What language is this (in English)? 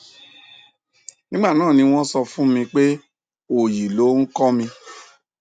Yoruba